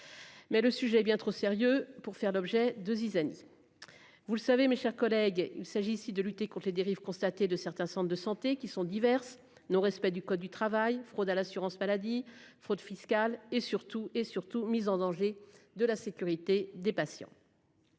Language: French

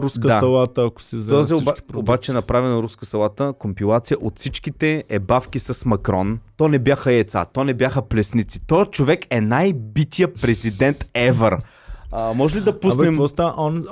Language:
Bulgarian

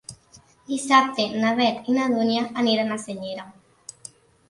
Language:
Catalan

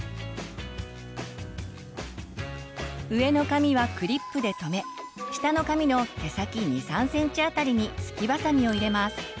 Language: Japanese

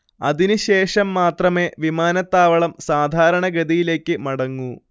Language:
Malayalam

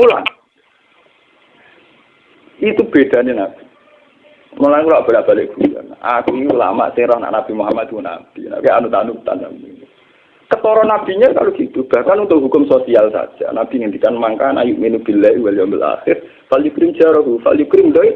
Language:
Indonesian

